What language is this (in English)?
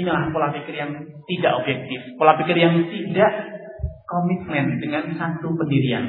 Malay